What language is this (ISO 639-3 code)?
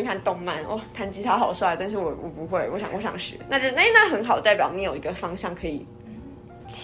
zho